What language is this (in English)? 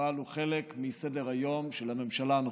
Hebrew